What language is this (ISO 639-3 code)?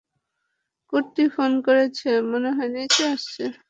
ben